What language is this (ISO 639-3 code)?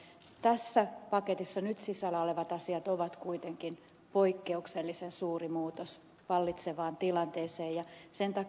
fin